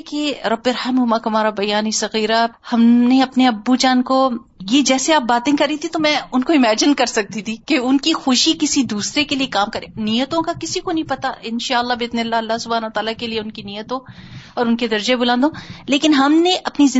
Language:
Urdu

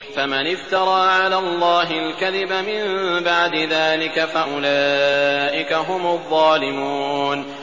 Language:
Arabic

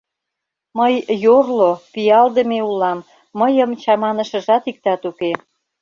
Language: Mari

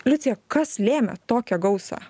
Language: Lithuanian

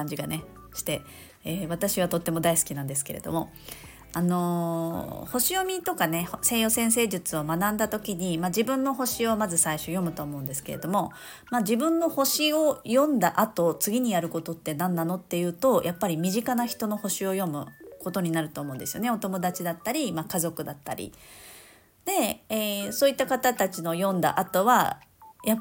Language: Japanese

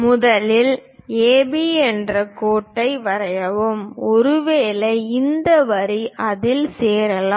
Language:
Tamil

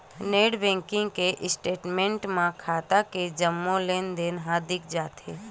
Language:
Chhattisgarhi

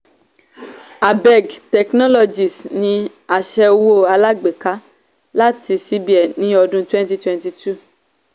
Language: Yoruba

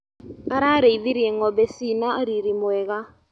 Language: Kikuyu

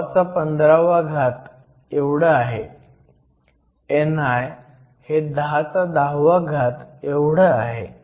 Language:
Marathi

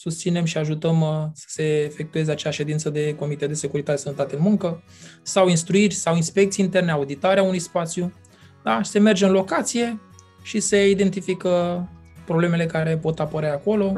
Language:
Romanian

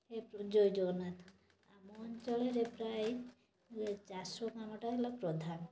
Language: Odia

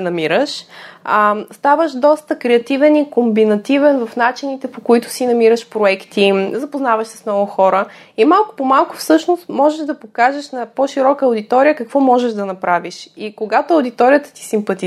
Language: Bulgarian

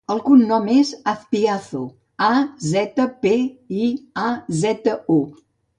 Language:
Catalan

